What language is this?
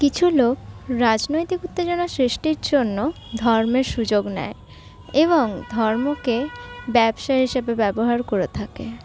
Bangla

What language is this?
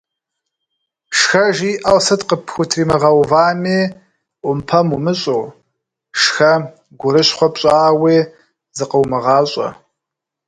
Kabardian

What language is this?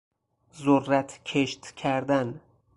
Persian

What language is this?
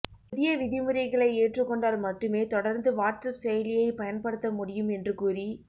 Tamil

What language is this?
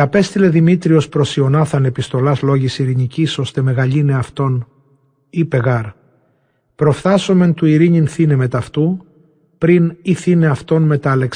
Greek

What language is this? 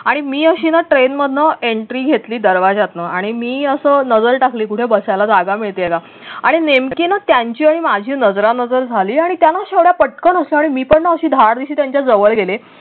Marathi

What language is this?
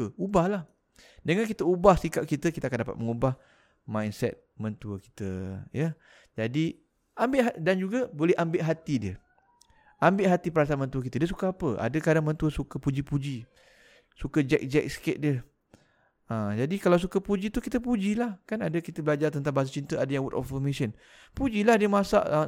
Malay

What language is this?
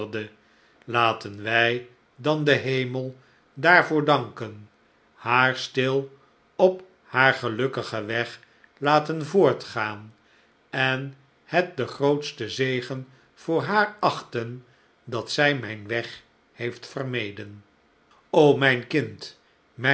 Dutch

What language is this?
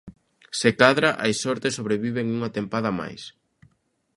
Galician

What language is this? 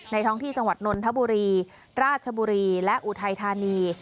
Thai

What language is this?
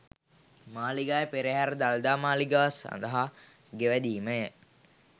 Sinhala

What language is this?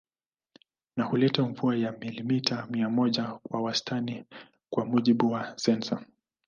Swahili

